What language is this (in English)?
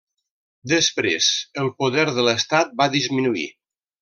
Catalan